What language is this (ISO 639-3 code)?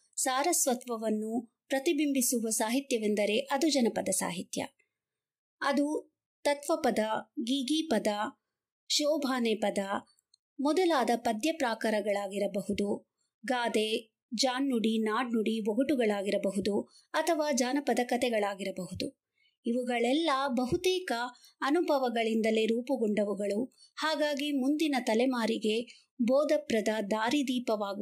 kan